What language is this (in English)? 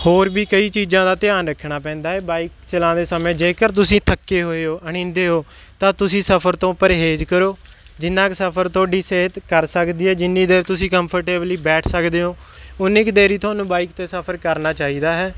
Punjabi